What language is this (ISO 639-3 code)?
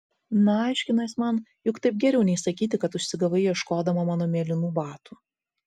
lit